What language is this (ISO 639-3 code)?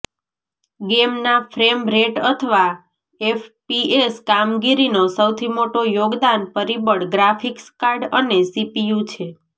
guj